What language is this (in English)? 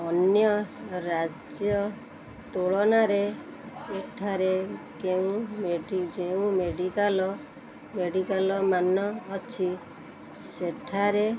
Odia